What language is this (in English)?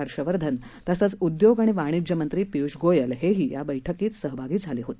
Marathi